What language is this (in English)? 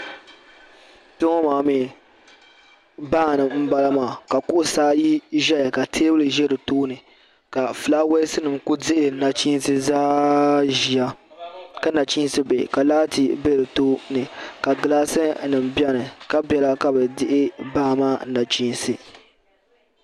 Dagbani